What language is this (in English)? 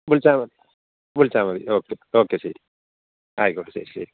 Malayalam